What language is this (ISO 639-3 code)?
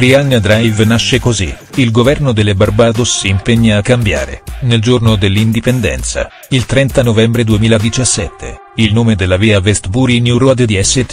ita